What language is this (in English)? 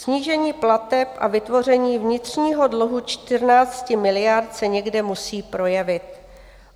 Czech